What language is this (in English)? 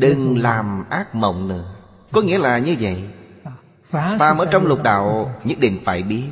Vietnamese